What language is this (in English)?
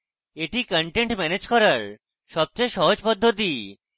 Bangla